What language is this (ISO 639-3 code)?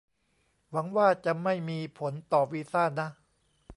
tha